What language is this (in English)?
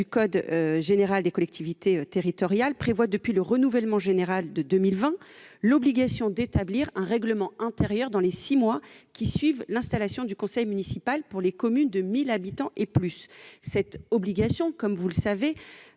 French